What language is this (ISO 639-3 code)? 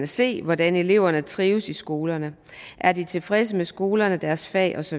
dan